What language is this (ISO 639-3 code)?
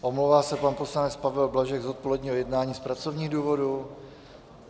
ces